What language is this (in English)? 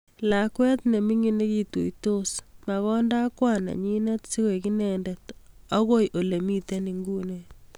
Kalenjin